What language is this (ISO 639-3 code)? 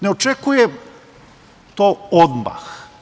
srp